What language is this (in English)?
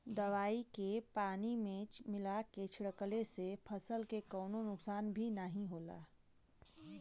Bhojpuri